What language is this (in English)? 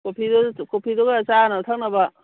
Manipuri